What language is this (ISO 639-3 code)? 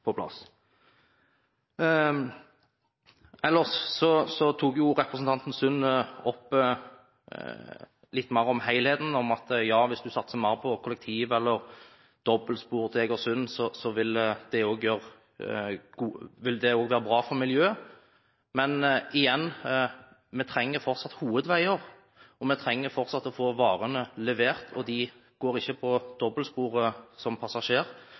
nob